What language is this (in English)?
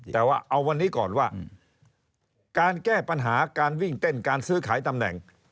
Thai